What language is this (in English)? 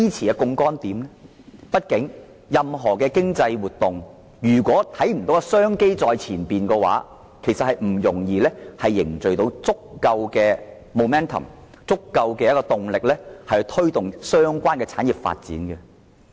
Cantonese